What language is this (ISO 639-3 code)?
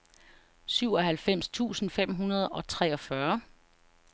dan